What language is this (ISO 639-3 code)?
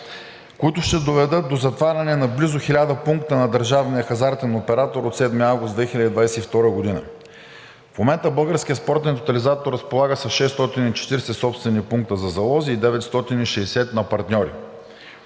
bul